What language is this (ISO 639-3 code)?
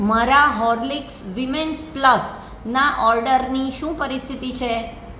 guj